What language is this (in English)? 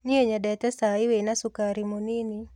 Kikuyu